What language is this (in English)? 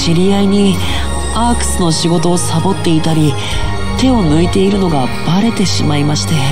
Japanese